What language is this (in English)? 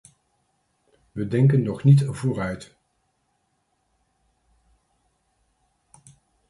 Dutch